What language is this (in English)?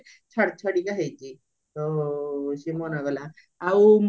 Odia